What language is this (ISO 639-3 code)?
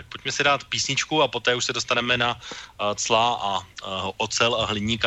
ces